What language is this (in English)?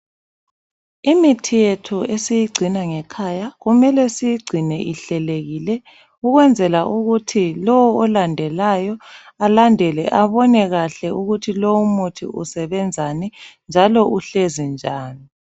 North Ndebele